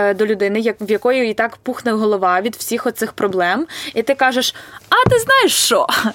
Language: Ukrainian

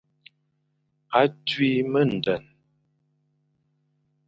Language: Fang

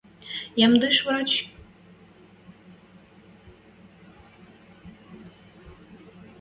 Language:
Western Mari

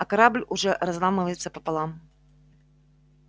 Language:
Russian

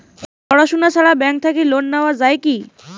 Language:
Bangla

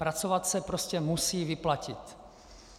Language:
Czech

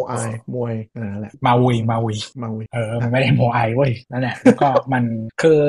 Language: Thai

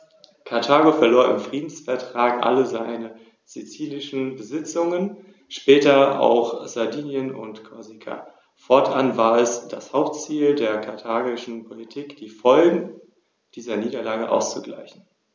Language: German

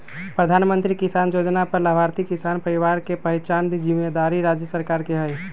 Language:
Magahi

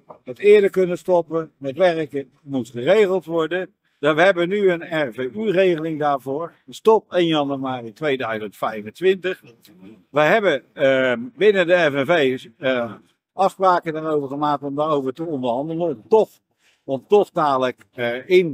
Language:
Dutch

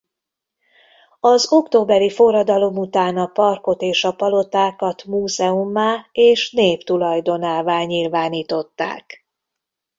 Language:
Hungarian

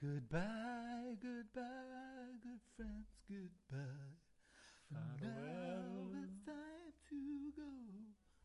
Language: Welsh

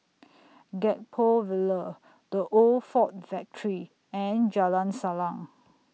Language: English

